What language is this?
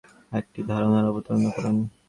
Bangla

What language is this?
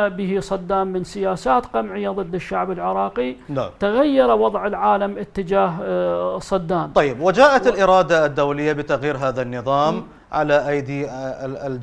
Arabic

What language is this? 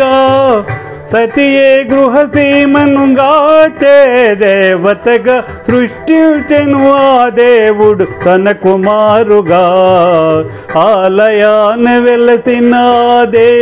Telugu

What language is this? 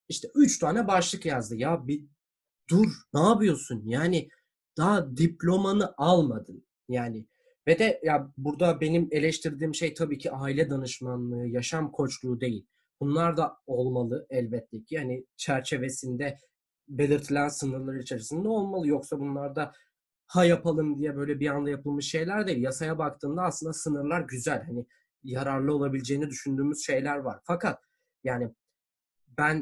Turkish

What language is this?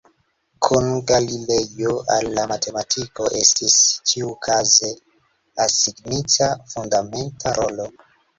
Esperanto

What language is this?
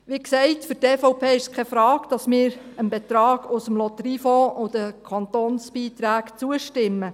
Swiss German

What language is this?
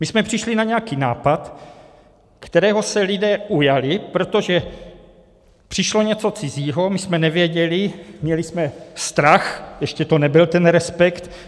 Czech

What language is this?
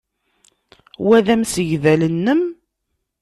Kabyle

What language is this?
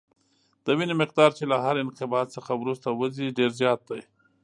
Pashto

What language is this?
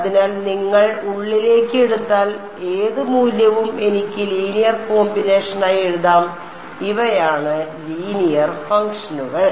Malayalam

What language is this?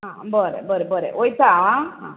Konkani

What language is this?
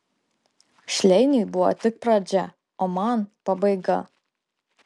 Lithuanian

